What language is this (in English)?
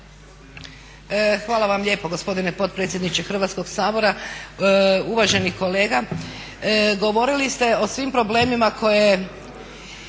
Croatian